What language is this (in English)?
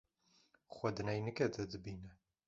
Kurdish